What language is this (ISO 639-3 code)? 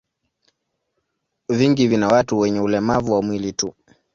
swa